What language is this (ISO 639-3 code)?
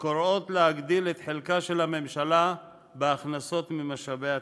heb